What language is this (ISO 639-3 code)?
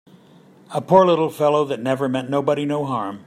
eng